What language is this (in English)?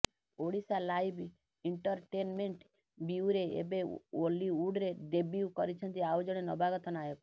Odia